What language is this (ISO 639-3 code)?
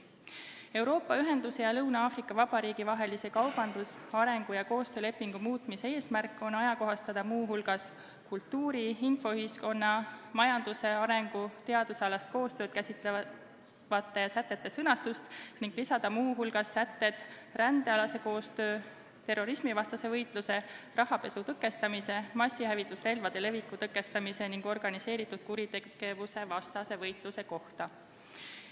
est